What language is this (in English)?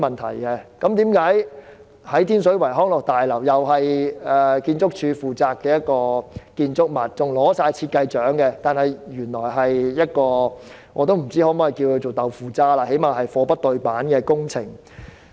Cantonese